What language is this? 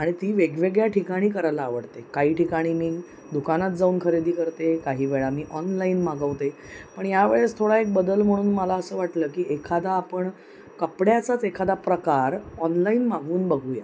Marathi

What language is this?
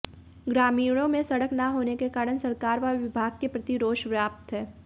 Hindi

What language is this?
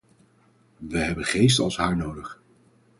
Dutch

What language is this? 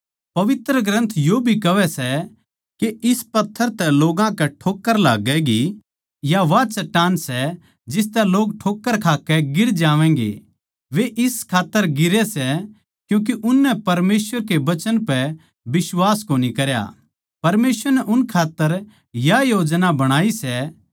Haryanvi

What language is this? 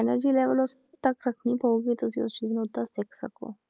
Punjabi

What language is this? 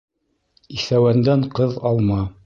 Bashkir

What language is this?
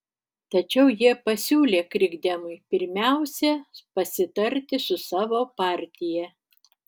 Lithuanian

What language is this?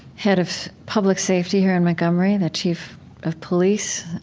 English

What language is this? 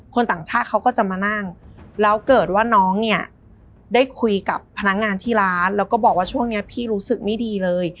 Thai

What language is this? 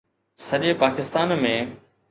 Sindhi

